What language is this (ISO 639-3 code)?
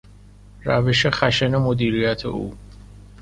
fas